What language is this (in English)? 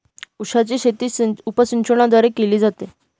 Marathi